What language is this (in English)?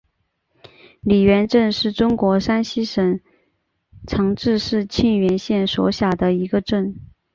Chinese